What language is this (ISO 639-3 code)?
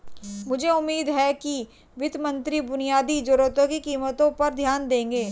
hin